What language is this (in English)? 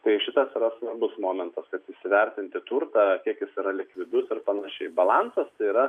Lithuanian